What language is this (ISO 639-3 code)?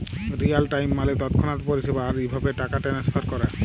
ben